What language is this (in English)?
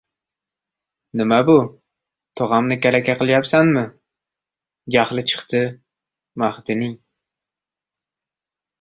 Uzbek